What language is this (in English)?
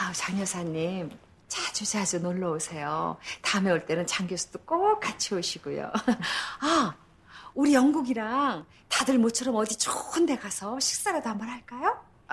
Vietnamese